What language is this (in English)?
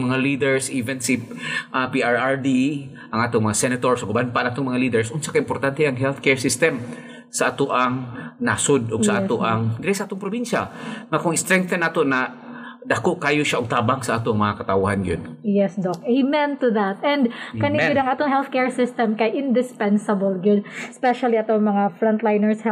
Filipino